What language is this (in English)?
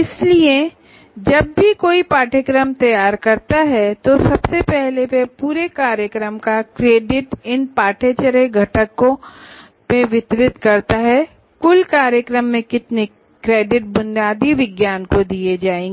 Hindi